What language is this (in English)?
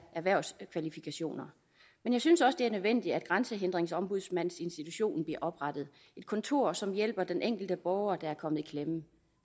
Danish